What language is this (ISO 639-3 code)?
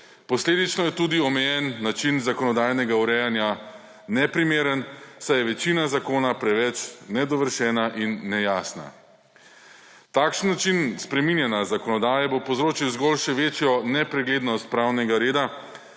slv